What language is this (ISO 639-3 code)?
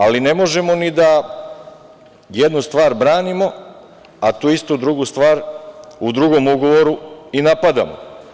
srp